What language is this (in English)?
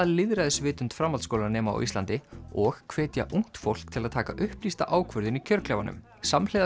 Icelandic